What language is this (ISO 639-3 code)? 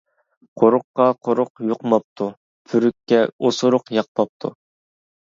uig